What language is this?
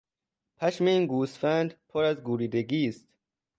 Persian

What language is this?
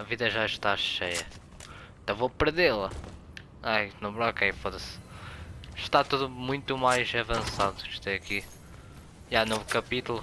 Portuguese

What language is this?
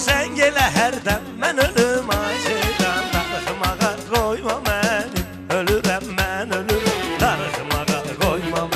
Turkish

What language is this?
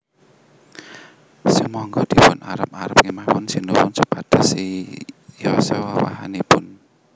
Javanese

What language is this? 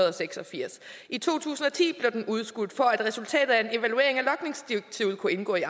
Danish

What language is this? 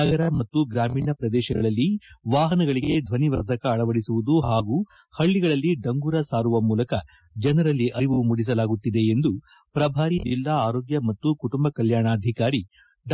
Kannada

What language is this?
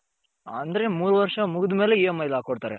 Kannada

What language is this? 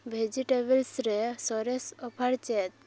Santali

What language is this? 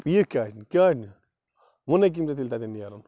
Kashmiri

